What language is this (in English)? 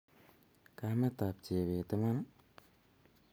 Kalenjin